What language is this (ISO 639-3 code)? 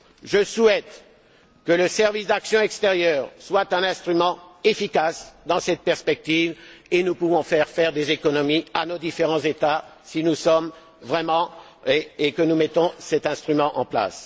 fra